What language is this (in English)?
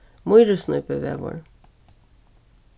Faroese